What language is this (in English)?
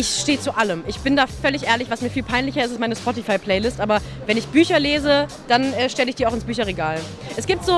German